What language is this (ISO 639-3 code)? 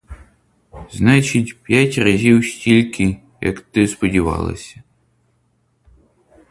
ukr